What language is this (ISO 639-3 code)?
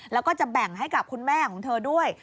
tha